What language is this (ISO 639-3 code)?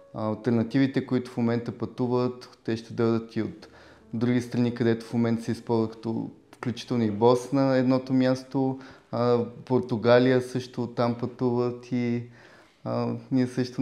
bul